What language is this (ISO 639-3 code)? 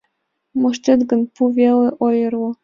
chm